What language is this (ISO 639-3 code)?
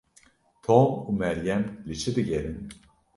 kur